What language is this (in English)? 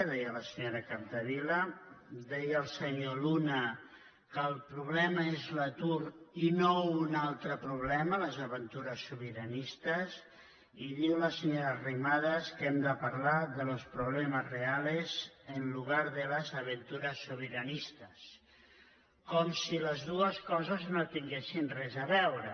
Catalan